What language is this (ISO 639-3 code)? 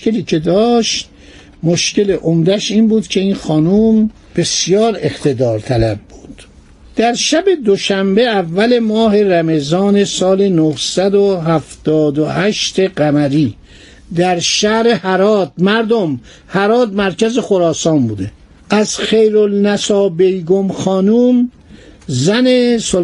fas